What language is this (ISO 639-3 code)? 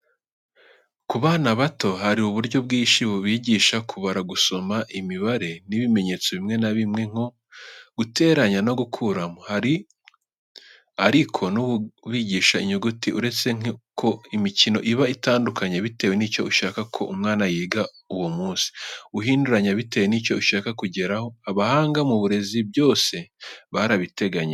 kin